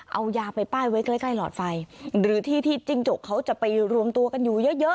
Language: Thai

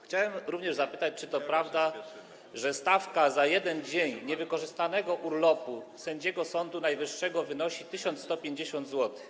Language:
Polish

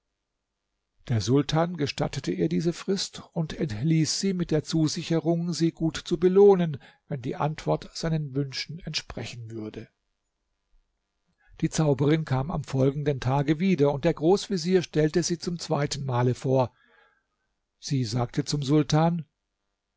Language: German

